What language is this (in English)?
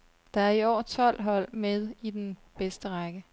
Danish